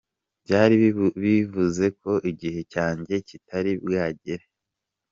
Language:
Kinyarwanda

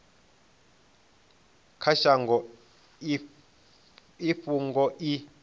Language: Venda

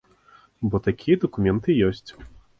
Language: Belarusian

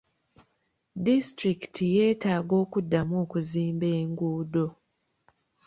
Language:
Ganda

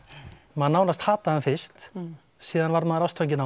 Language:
Icelandic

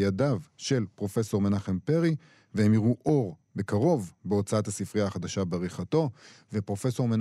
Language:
Hebrew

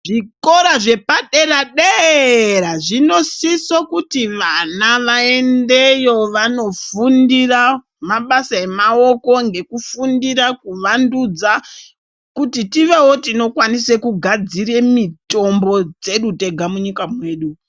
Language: Ndau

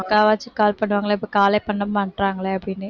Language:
Tamil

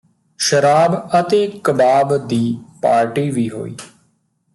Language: Punjabi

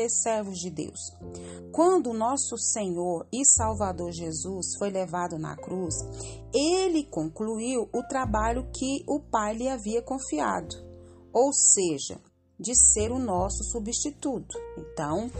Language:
Portuguese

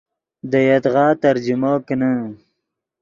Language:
Yidgha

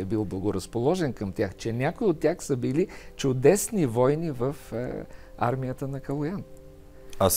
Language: Bulgarian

